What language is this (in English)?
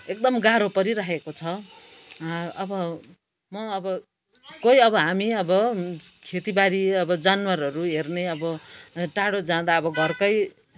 Nepali